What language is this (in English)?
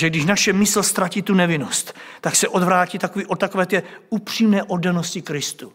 Czech